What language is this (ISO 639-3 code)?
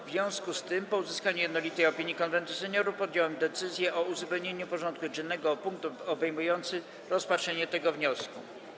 pol